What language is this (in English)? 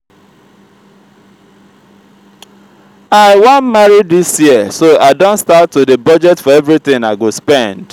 Nigerian Pidgin